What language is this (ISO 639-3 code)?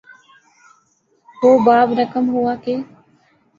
urd